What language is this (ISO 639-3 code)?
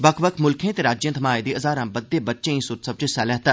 doi